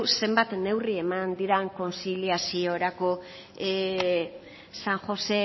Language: Basque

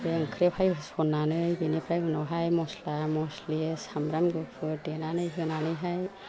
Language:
Bodo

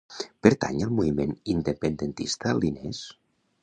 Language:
Catalan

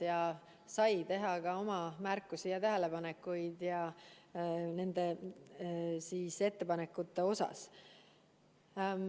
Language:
Estonian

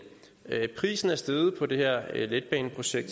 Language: Danish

